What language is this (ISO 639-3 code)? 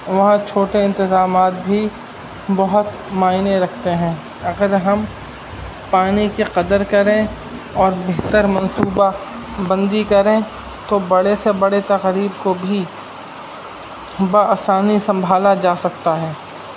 urd